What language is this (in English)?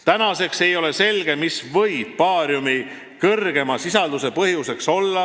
Estonian